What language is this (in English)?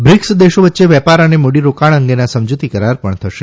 Gujarati